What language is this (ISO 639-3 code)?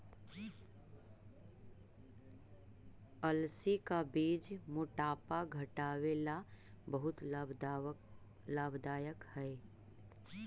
mag